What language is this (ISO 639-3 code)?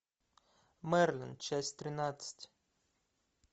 rus